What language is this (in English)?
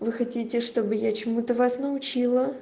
Russian